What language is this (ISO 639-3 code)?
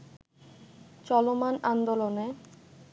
ben